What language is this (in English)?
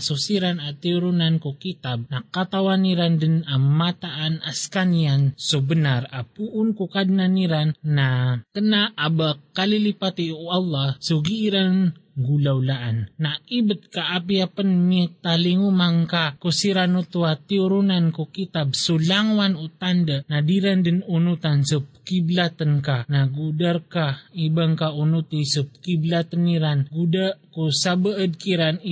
Filipino